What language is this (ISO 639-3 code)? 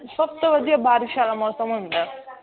pan